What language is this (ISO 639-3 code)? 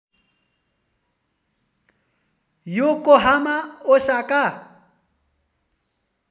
nep